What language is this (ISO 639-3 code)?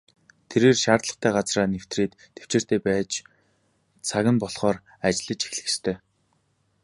mon